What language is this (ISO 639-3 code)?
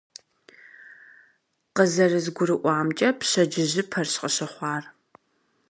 kbd